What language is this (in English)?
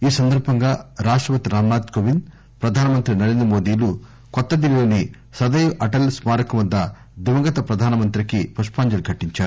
Telugu